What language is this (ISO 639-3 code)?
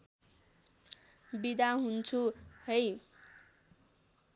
nep